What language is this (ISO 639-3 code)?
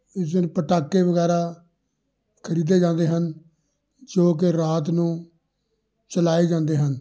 pan